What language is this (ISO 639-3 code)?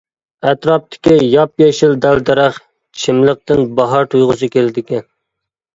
uig